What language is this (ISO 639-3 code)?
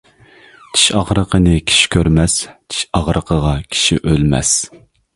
uig